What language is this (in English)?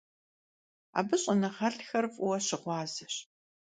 Kabardian